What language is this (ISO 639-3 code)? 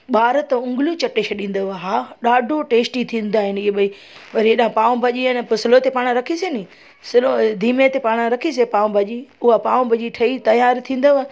snd